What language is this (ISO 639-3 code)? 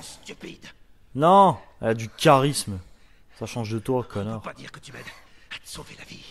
fra